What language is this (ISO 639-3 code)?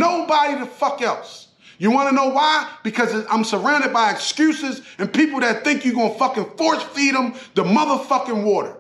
eng